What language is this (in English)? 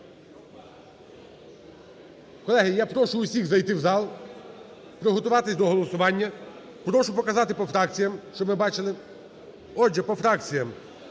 Ukrainian